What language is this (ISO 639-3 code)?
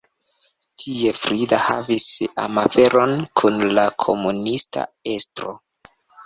epo